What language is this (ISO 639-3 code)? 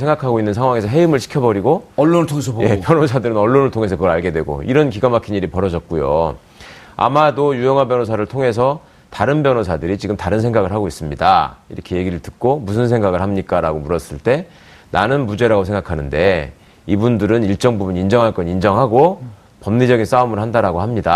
kor